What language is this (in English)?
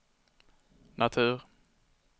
Swedish